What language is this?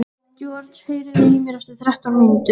Icelandic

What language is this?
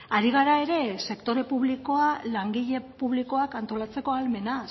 Basque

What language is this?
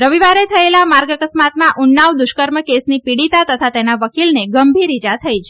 Gujarati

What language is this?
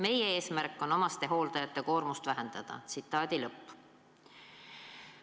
Estonian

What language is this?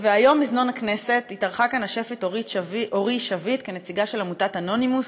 Hebrew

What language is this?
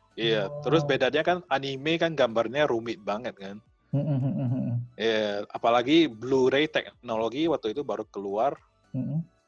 Indonesian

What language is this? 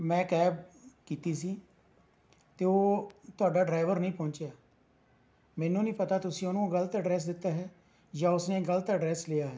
Punjabi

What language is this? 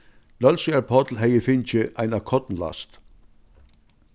Faroese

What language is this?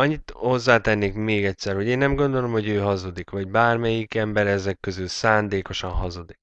Hungarian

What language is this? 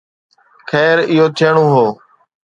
Sindhi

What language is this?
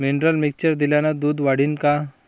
Marathi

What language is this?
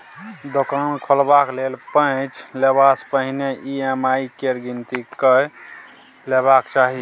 Maithili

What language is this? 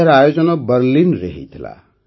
Odia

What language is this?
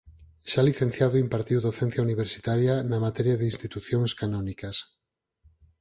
Galician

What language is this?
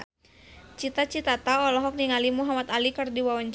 Sundanese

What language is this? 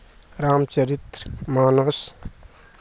Maithili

